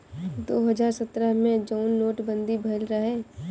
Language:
Bhojpuri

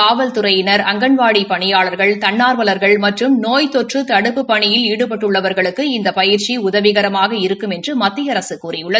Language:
Tamil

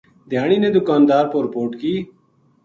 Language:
Gujari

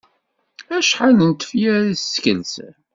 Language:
Kabyle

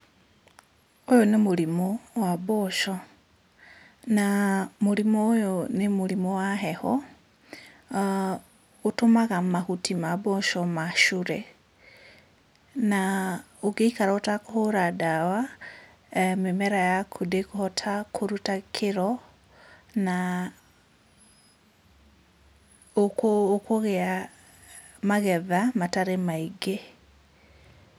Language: Kikuyu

